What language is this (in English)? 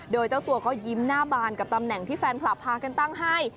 Thai